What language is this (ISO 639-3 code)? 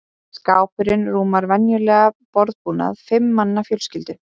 isl